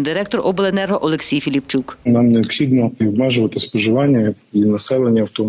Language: Ukrainian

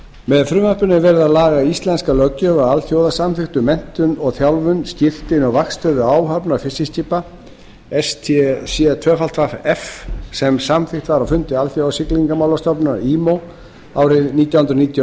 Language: Icelandic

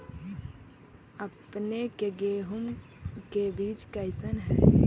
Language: Magahi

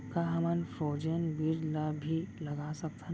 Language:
Chhattisgarhi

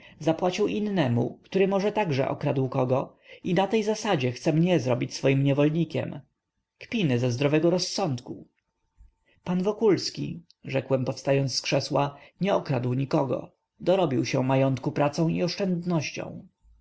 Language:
Polish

